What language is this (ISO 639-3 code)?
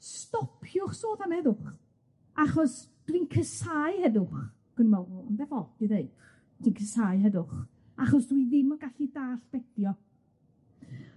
cym